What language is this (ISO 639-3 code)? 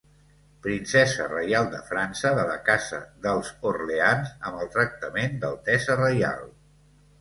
cat